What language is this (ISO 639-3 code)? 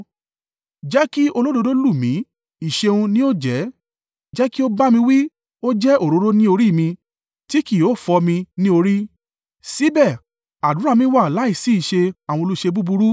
yor